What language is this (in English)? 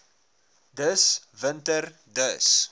Afrikaans